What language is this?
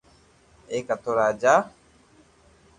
Loarki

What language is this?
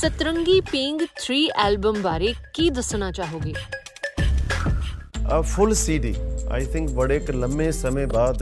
Punjabi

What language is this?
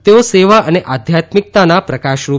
Gujarati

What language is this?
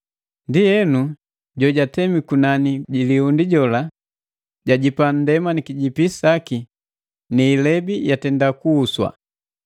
Matengo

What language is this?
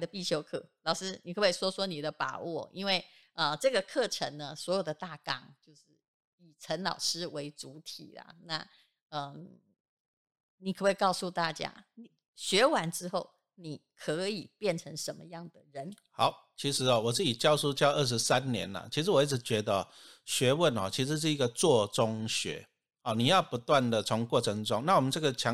Chinese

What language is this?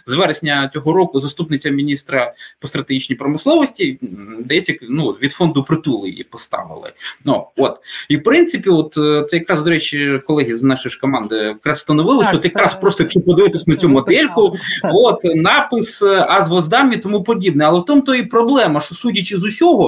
Ukrainian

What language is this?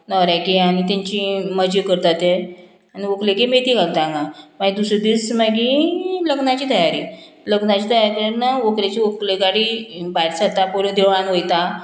Konkani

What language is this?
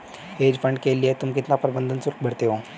Hindi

